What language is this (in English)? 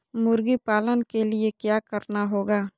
Magahi